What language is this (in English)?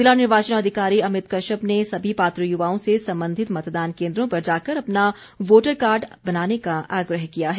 Hindi